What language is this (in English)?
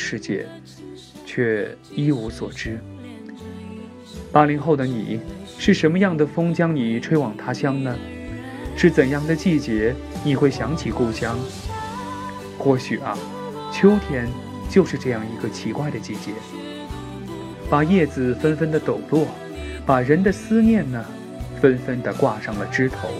Chinese